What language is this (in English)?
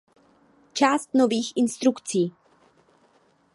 Czech